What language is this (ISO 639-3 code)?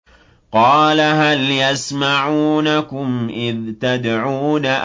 ara